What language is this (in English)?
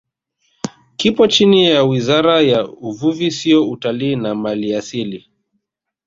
Swahili